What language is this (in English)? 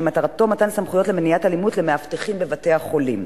Hebrew